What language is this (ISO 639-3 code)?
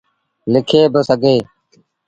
sbn